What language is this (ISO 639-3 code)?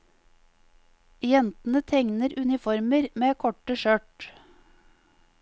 nor